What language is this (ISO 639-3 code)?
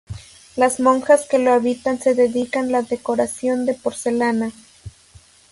spa